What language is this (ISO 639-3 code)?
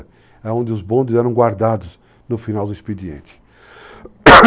por